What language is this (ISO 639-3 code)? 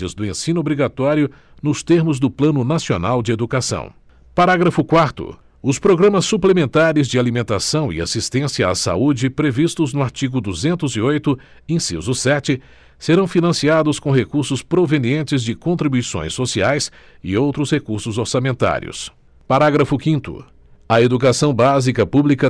por